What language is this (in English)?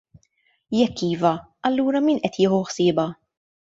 Maltese